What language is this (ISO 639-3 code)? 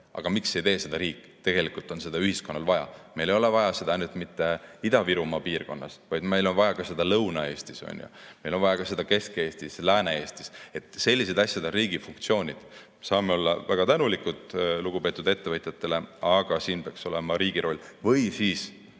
est